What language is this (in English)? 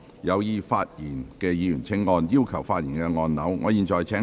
Cantonese